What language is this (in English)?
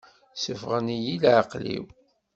Kabyle